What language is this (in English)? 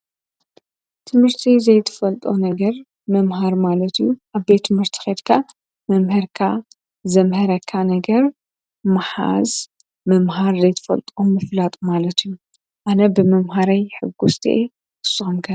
Tigrinya